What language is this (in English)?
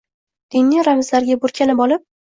Uzbek